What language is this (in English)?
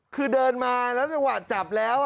Thai